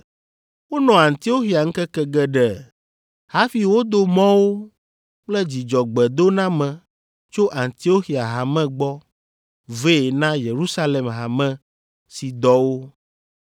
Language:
Ewe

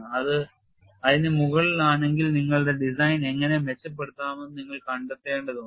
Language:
Malayalam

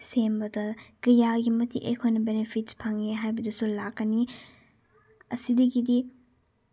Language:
Manipuri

